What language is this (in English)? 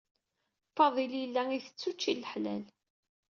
Kabyle